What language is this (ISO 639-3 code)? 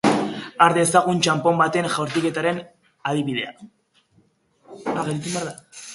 eus